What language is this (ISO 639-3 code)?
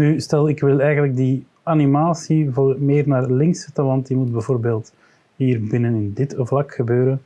nld